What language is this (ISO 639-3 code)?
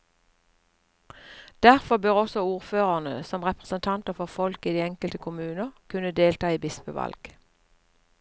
nor